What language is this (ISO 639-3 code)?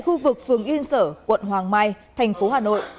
vie